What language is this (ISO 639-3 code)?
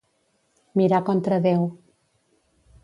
cat